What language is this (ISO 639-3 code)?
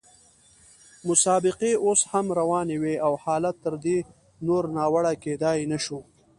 pus